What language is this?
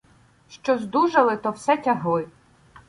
Ukrainian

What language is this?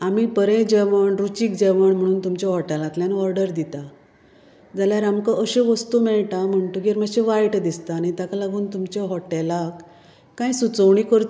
Konkani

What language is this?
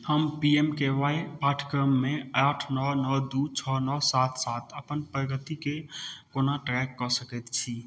Maithili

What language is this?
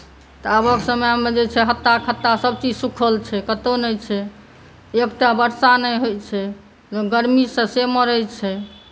Maithili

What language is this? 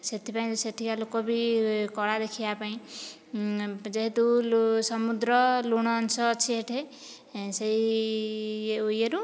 Odia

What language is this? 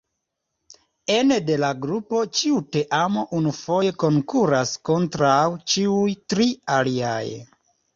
Esperanto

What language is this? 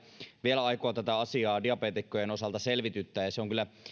Finnish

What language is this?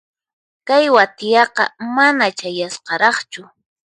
Puno Quechua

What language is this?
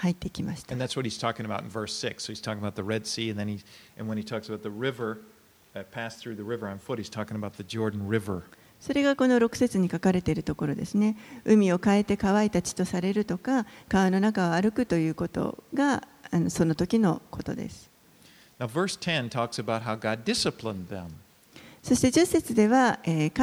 Japanese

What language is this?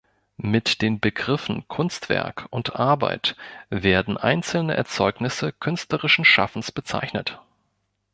German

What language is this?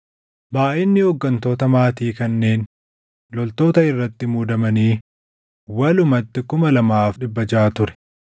Oromo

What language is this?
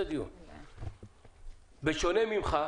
Hebrew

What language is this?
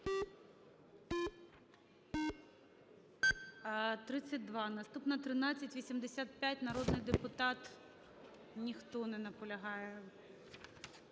Ukrainian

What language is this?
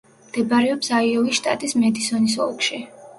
Georgian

